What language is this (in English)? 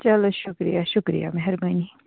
Kashmiri